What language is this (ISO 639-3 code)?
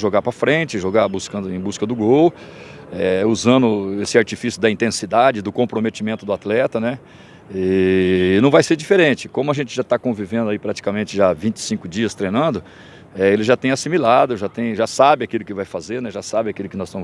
por